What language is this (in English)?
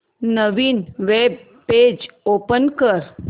Marathi